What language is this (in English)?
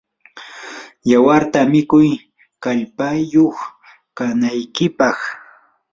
Yanahuanca Pasco Quechua